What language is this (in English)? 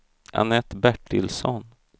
Swedish